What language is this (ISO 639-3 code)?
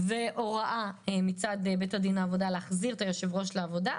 heb